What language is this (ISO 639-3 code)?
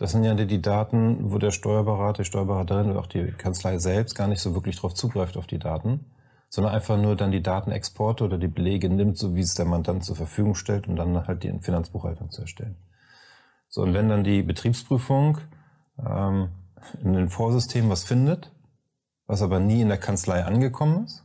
deu